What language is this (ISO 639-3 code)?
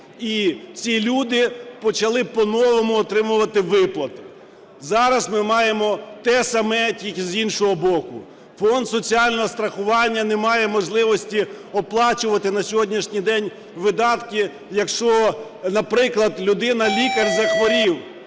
ukr